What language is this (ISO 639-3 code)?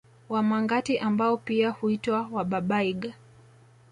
swa